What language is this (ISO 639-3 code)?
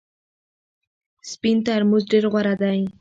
pus